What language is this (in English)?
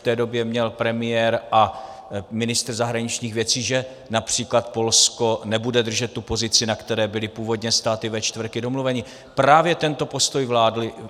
Czech